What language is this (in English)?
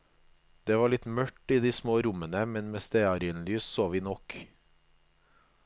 Norwegian